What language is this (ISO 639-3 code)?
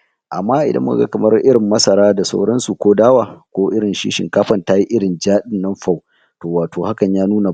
hau